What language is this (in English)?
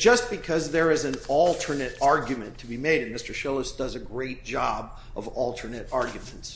English